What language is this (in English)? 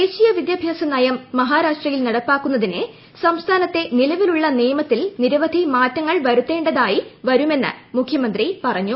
Malayalam